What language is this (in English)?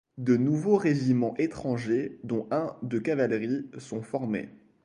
French